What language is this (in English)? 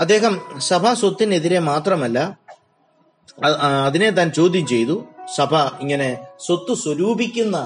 Malayalam